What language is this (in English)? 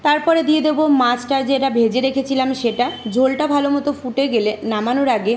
Bangla